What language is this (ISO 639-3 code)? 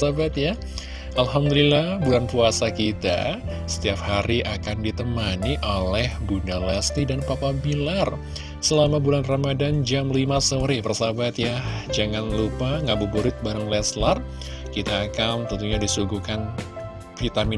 ind